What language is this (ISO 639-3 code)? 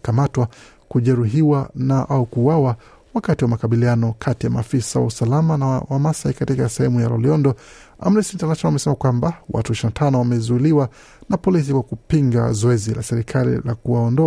swa